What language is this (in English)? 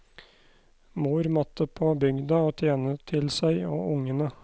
Norwegian